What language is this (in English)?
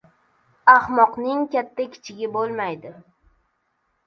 Uzbek